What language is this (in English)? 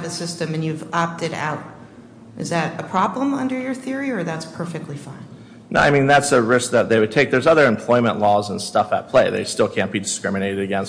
English